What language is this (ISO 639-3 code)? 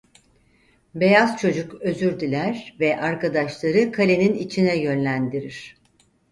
tur